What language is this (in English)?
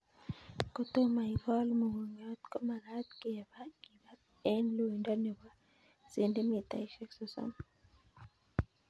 Kalenjin